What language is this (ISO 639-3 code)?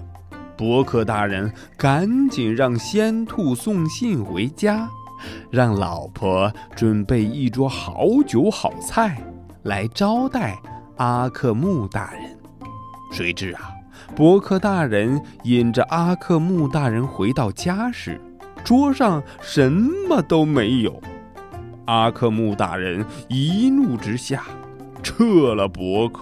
zho